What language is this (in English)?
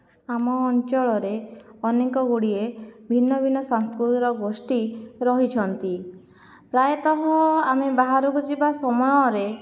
Odia